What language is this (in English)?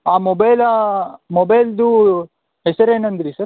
Kannada